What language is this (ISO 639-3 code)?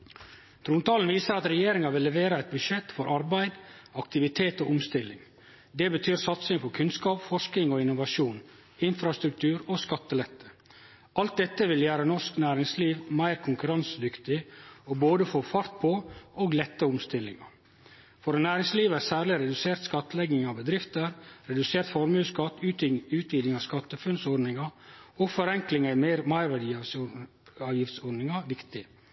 nno